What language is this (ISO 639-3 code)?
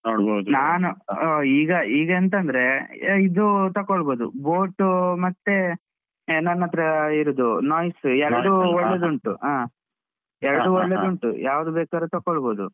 kan